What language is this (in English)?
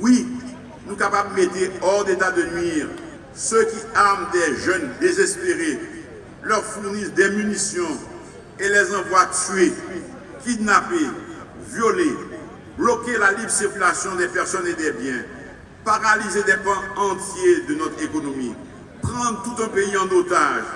French